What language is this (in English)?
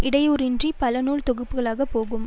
Tamil